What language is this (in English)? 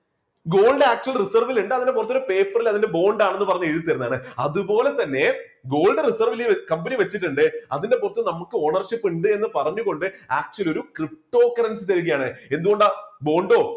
Malayalam